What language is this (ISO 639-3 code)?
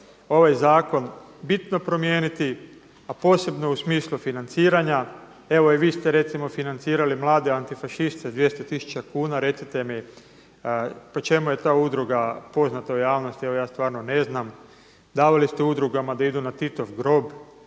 hrv